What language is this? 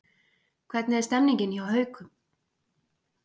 Icelandic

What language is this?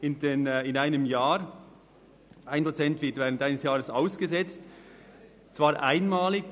Swiss German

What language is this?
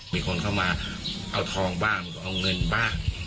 Thai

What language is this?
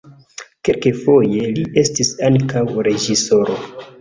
Esperanto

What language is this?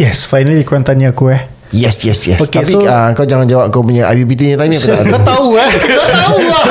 Malay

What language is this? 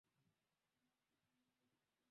Swahili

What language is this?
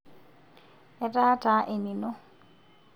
Masai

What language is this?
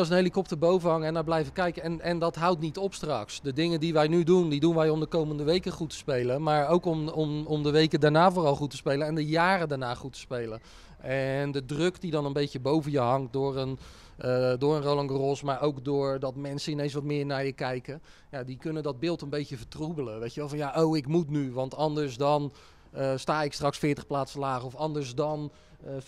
Dutch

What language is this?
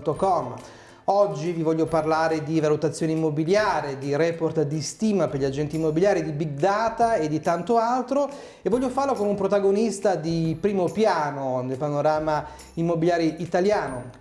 Italian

